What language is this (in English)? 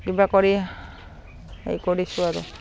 Assamese